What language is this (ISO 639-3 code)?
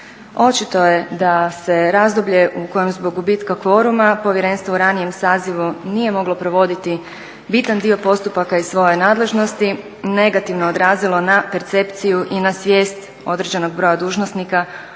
hrv